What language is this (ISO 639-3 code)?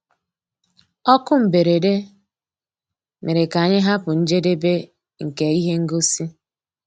ibo